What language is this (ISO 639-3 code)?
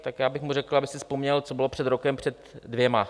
ces